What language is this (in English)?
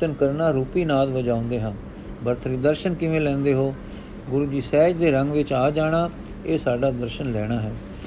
Punjabi